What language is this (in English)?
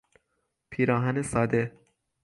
Persian